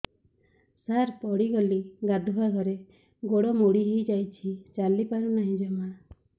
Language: Odia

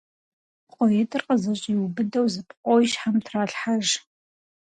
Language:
Kabardian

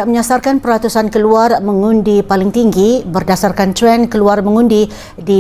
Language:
Malay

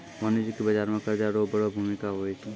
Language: Maithili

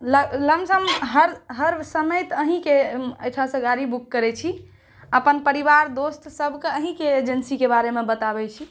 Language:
Maithili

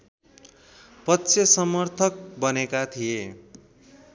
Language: Nepali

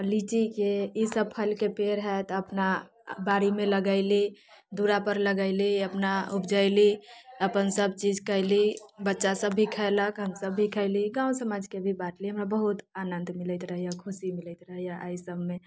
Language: Maithili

